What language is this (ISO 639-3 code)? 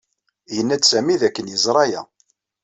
kab